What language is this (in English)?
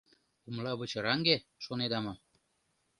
Mari